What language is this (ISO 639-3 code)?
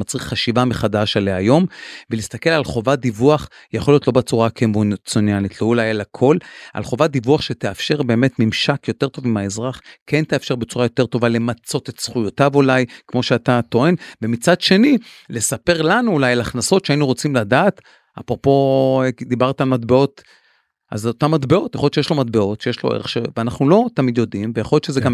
heb